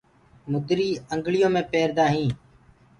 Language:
Gurgula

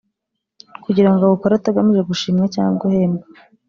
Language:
Kinyarwanda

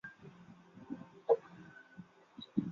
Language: Chinese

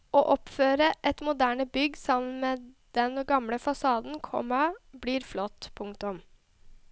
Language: Norwegian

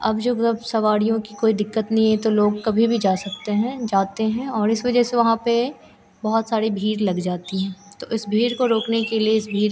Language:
Hindi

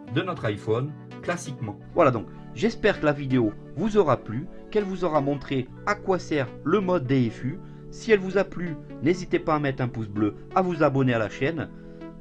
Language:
French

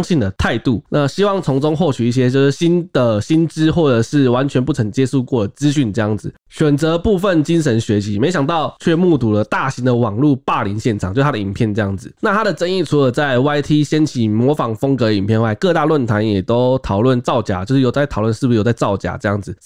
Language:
Chinese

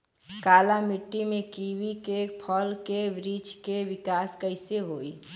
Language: Bhojpuri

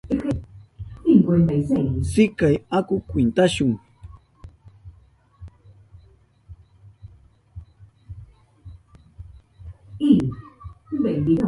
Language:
Southern Pastaza Quechua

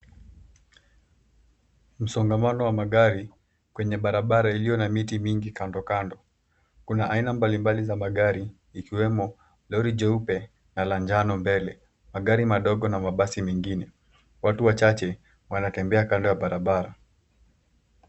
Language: Swahili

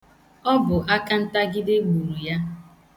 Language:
Igbo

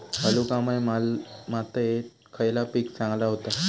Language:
Marathi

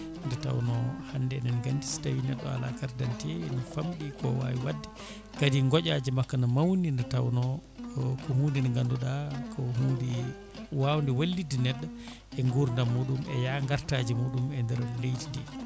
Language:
Fula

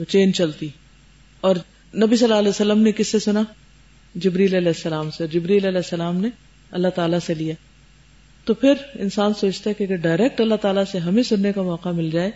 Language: Urdu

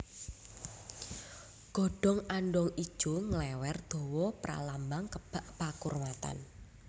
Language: Javanese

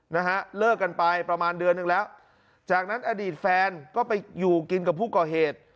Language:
Thai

